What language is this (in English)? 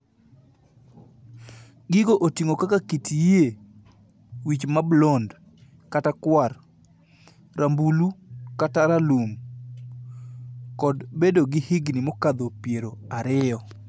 Luo (Kenya and Tanzania)